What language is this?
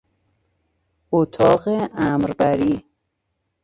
Persian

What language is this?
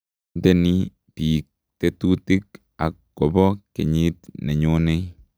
Kalenjin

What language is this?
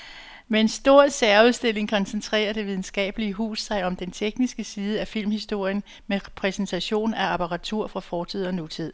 Danish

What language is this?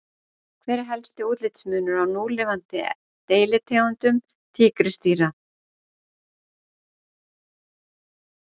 Icelandic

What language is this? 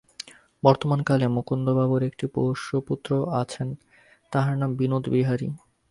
Bangla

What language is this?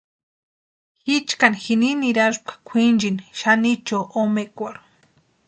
Western Highland Purepecha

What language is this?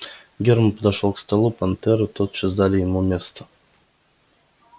Russian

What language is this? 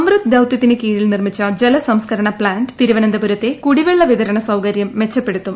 Malayalam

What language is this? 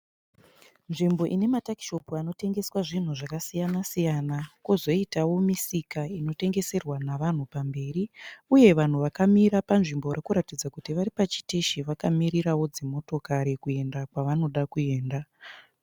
Shona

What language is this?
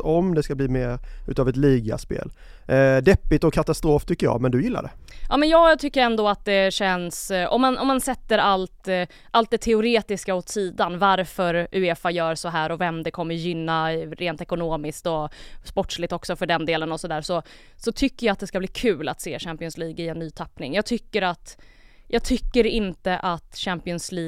Swedish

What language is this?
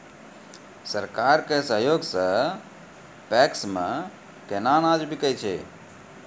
Maithili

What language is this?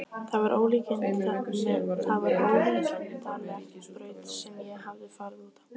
Icelandic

